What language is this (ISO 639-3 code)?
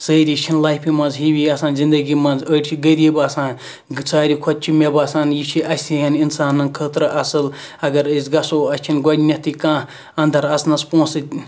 kas